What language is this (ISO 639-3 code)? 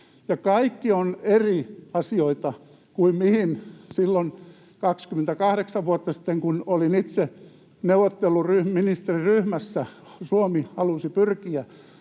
fin